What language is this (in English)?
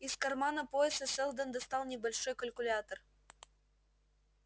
Russian